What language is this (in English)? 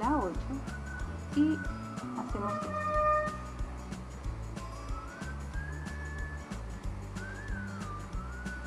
Spanish